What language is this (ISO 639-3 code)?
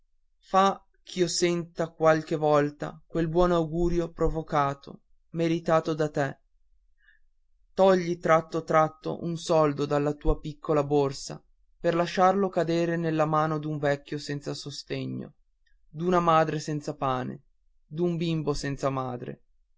ita